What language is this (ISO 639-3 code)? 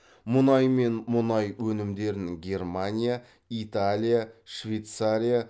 kaz